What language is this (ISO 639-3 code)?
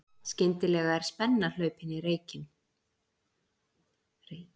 isl